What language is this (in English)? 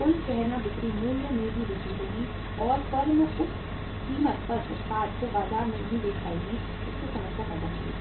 Hindi